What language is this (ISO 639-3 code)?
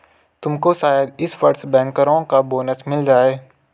hin